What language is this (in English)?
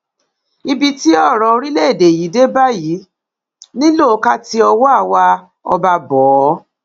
Yoruba